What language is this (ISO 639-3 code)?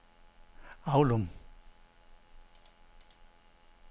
dan